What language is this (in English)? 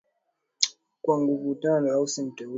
Swahili